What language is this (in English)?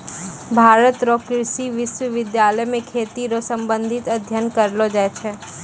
Maithili